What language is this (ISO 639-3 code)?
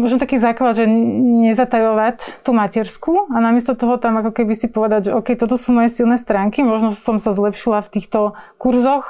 slk